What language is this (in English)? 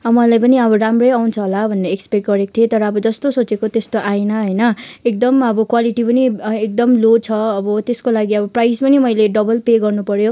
Nepali